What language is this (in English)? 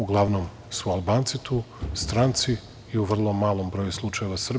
Serbian